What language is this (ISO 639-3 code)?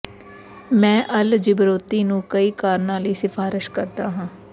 pan